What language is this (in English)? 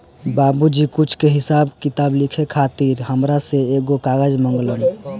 Bhojpuri